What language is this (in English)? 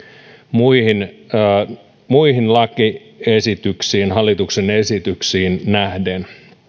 Finnish